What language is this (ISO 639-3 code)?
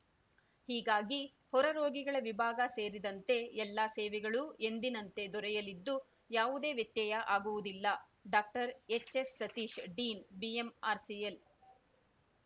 kan